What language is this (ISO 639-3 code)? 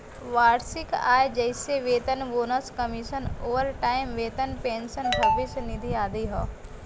bho